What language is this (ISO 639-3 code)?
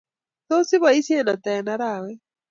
kln